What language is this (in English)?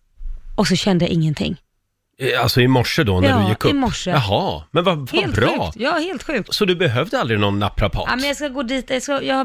Swedish